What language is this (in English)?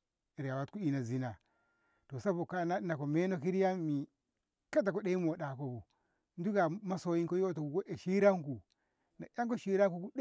Ngamo